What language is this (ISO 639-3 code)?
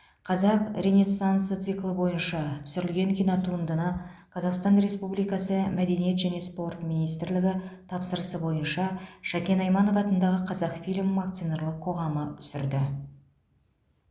kaz